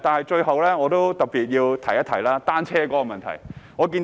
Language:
Cantonese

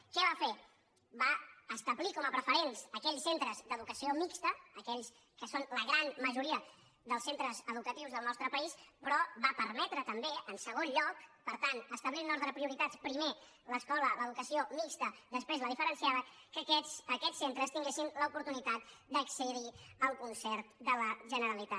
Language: Catalan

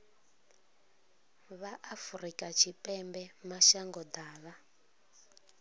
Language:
Venda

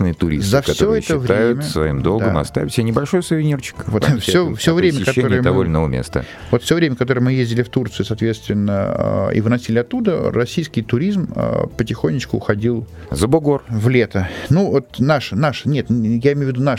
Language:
Russian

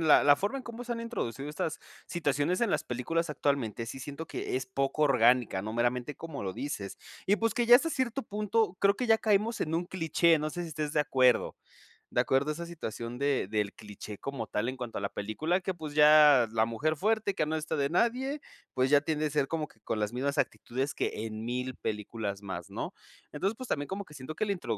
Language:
Spanish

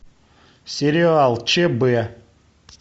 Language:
Russian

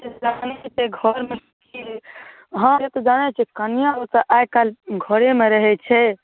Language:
Maithili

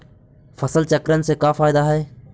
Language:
Magahi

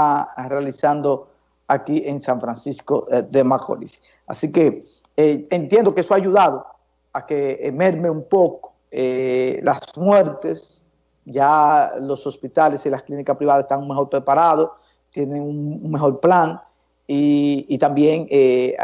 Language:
Spanish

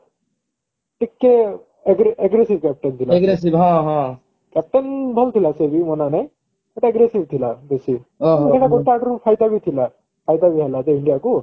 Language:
Odia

